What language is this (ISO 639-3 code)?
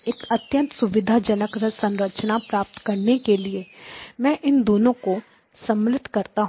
hin